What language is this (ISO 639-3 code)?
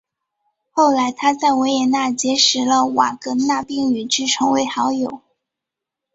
zho